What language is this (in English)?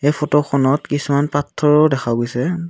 Assamese